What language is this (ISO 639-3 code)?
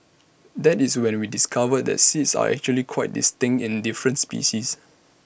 eng